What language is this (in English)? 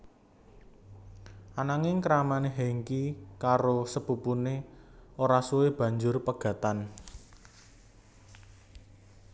Javanese